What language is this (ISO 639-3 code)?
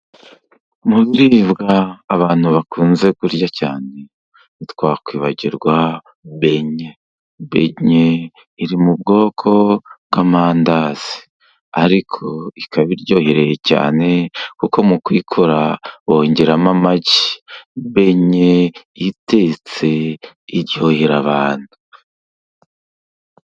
kin